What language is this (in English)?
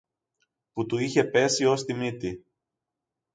Greek